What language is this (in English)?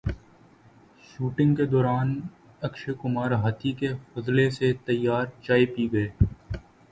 Urdu